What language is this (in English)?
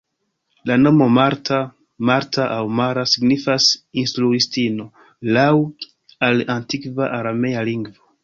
Esperanto